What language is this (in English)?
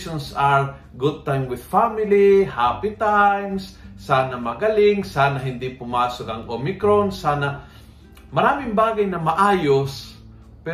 Filipino